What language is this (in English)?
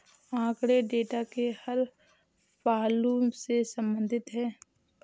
Hindi